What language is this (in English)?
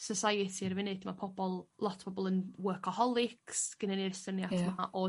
Welsh